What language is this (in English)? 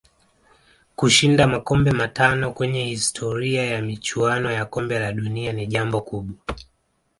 Swahili